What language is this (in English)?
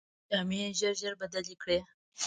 Pashto